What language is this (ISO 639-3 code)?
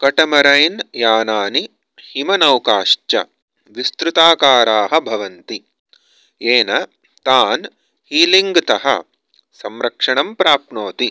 san